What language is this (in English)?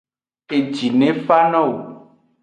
Aja (Benin)